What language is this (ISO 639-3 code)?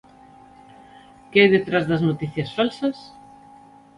glg